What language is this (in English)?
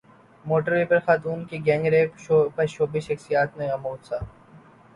Urdu